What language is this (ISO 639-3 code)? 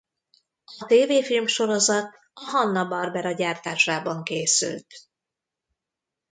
hun